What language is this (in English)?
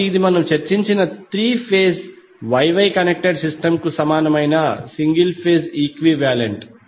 Telugu